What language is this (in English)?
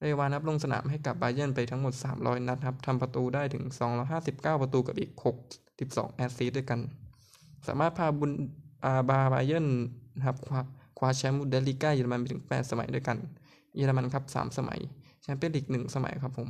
Thai